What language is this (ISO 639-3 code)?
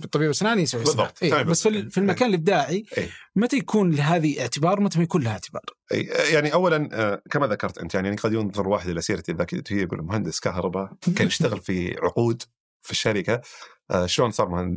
ara